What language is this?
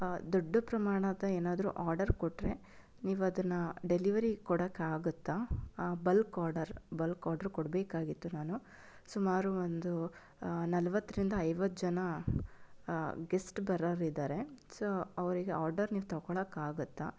Kannada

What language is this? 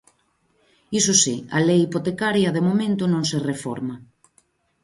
Galician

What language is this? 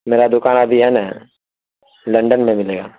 Urdu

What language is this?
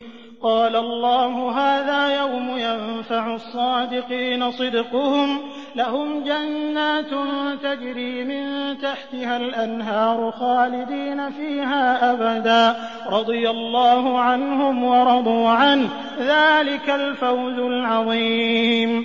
Arabic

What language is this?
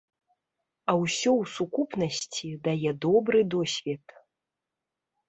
Belarusian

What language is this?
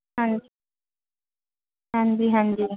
Punjabi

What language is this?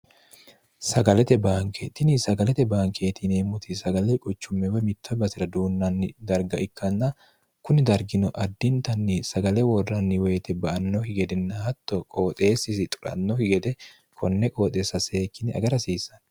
Sidamo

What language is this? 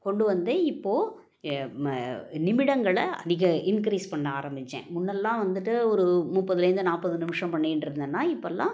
Tamil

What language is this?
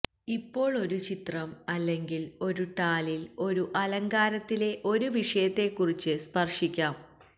Malayalam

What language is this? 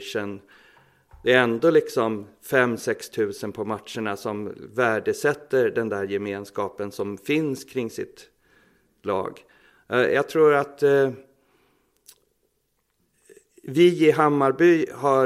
Swedish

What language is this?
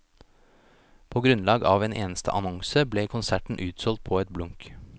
Norwegian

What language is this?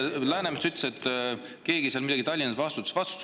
Estonian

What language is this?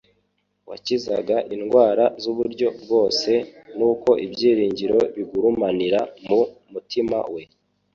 Kinyarwanda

